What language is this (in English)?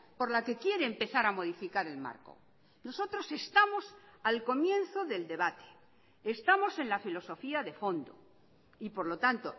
Spanish